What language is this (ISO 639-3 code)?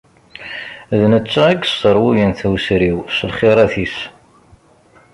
kab